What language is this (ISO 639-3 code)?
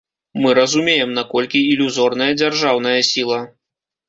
bel